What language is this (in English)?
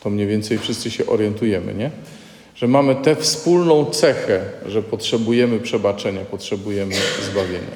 Polish